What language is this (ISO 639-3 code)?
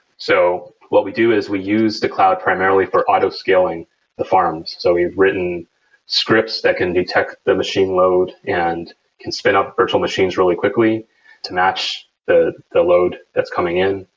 eng